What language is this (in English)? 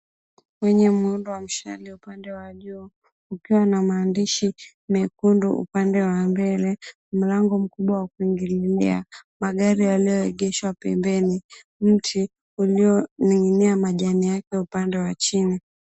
Swahili